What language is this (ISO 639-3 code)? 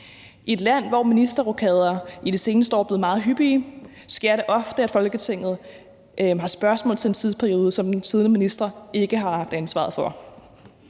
dan